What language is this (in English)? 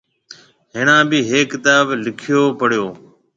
Marwari (Pakistan)